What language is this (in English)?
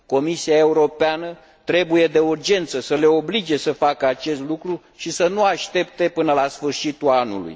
Romanian